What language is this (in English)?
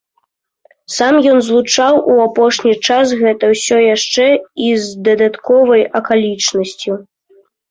Belarusian